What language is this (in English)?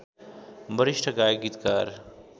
Nepali